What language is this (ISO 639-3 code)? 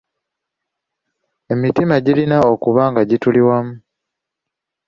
lug